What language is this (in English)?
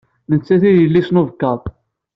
Kabyle